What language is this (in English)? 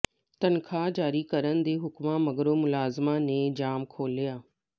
Punjabi